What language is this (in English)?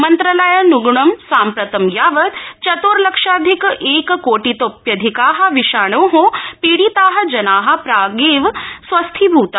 Sanskrit